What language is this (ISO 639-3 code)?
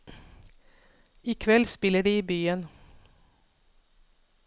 nor